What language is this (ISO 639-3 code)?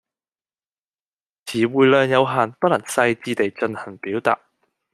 yue